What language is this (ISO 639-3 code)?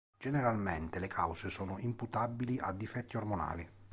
ita